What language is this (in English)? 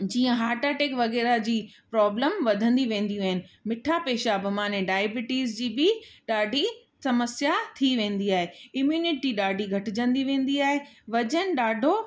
Sindhi